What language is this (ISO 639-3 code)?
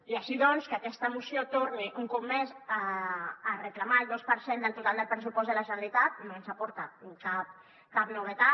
cat